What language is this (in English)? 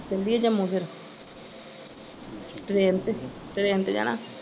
Punjabi